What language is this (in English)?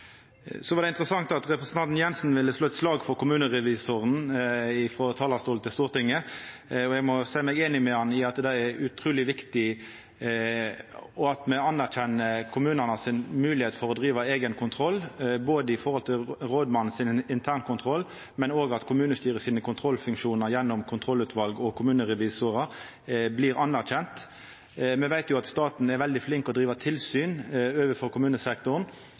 Norwegian Nynorsk